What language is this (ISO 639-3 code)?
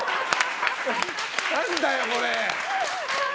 jpn